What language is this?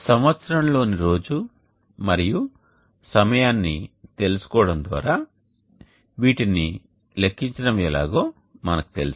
Telugu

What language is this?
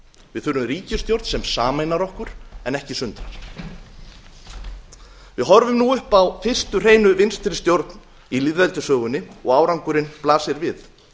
Icelandic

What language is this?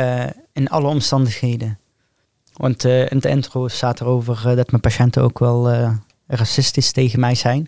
Dutch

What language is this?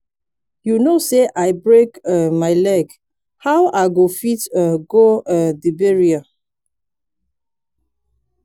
Nigerian Pidgin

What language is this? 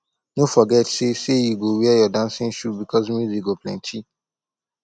Nigerian Pidgin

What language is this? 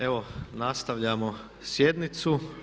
Croatian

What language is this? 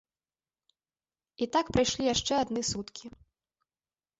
Belarusian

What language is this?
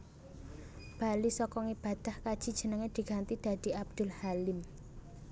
Javanese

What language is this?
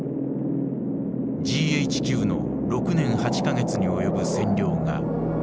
Japanese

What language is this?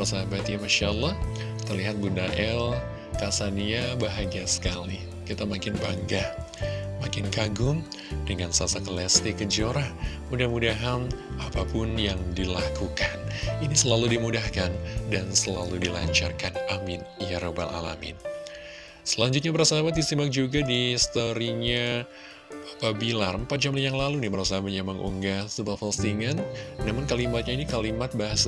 Indonesian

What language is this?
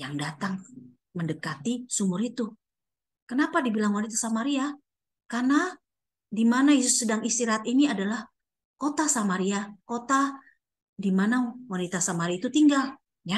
Indonesian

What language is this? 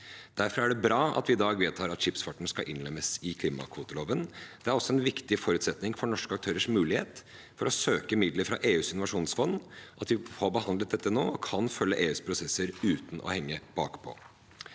Norwegian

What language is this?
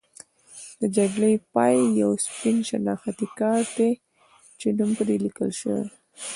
Pashto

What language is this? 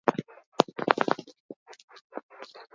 Basque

